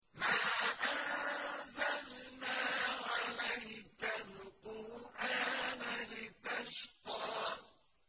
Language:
Arabic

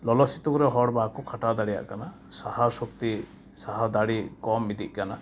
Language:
Santali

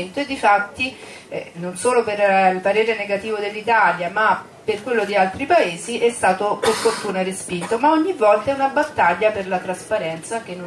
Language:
Italian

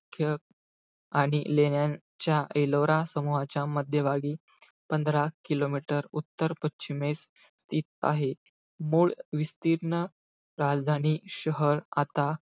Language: Marathi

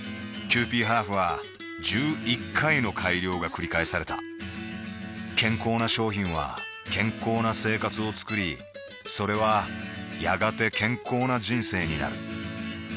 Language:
Japanese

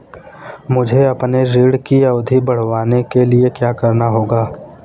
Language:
Hindi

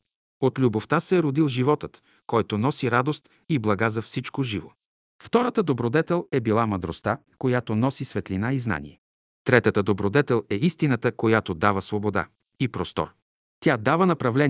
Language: Bulgarian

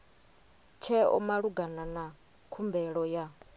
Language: Venda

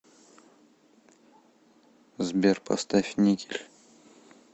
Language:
Russian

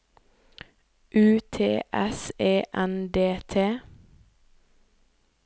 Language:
Norwegian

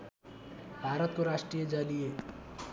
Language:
Nepali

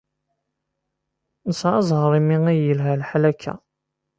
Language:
Kabyle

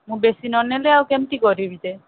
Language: Odia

